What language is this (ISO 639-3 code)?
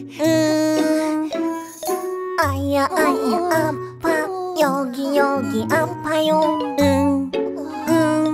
kor